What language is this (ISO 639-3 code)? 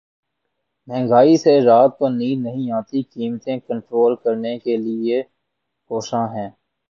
urd